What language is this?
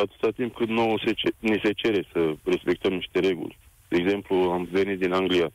Romanian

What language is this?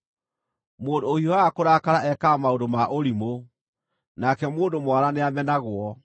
Kikuyu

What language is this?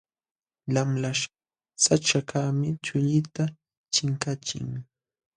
Jauja Wanca Quechua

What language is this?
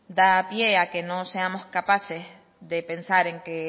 Spanish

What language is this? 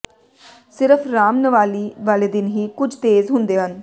Punjabi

